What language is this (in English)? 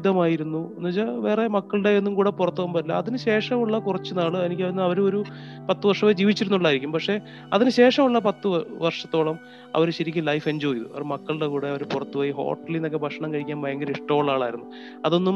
Malayalam